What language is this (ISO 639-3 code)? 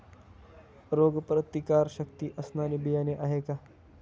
mar